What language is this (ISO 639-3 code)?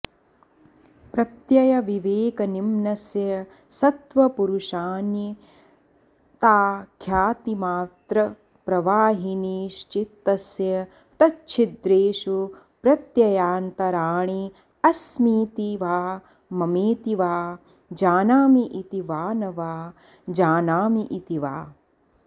san